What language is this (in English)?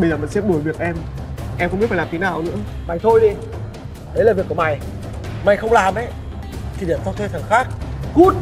Vietnamese